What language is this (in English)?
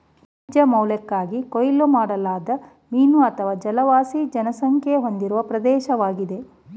Kannada